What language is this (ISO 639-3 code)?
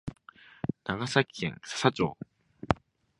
jpn